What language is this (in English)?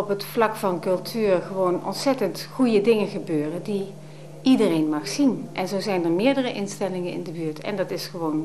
Dutch